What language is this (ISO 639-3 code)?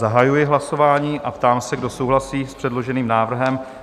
ces